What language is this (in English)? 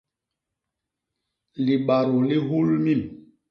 Basaa